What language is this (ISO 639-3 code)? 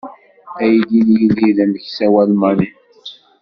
kab